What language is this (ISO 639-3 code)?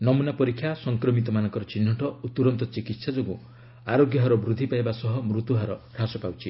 ori